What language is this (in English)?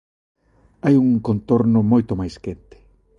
Galician